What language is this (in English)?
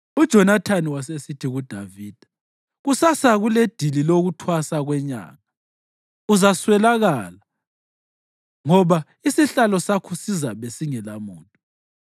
North Ndebele